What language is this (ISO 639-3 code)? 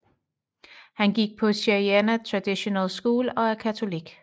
dan